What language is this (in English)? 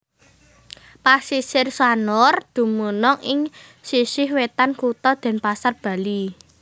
Javanese